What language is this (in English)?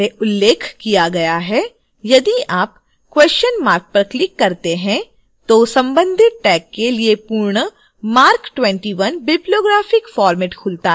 Hindi